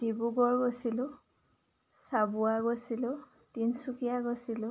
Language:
Assamese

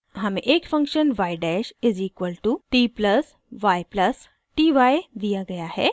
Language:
Hindi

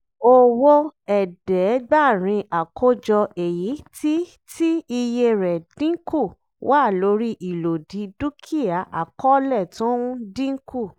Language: Yoruba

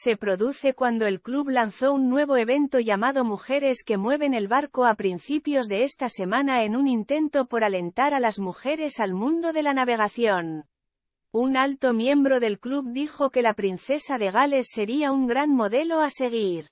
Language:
Spanish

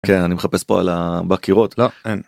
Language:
Hebrew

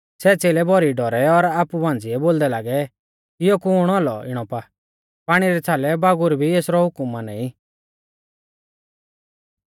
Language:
Mahasu Pahari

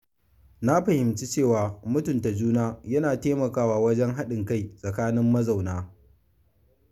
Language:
Hausa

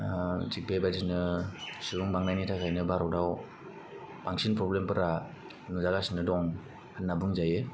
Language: Bodo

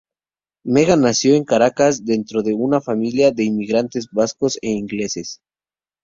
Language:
Spanish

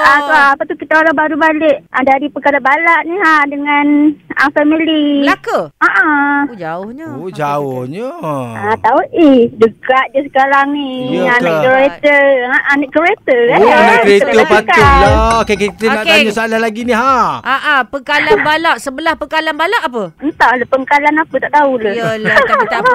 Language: Malay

